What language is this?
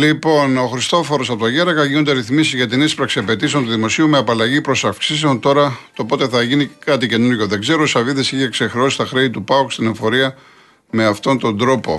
Greek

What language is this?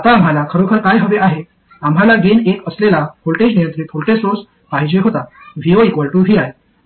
Marathi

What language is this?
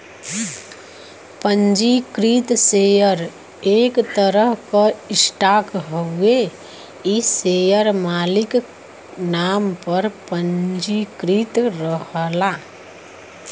Bhojpuri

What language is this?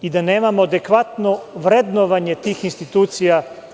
Serbian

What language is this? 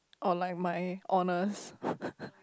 English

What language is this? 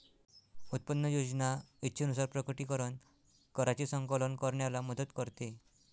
Marathi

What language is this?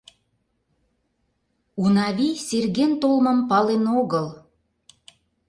Mari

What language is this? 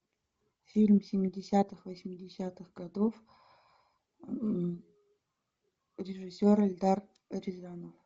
Russian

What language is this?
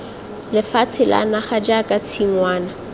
Tswana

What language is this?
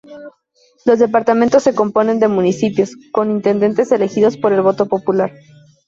Spanish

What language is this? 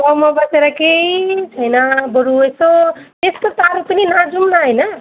Nepali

